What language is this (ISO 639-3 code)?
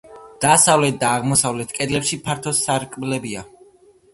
kat